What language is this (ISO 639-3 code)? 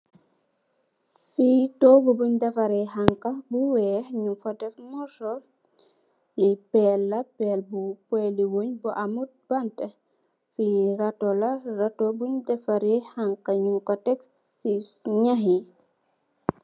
wol